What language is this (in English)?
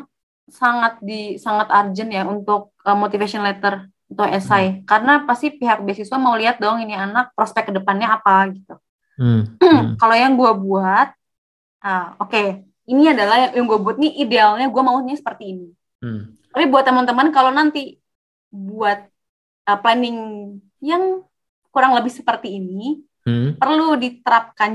Indonesian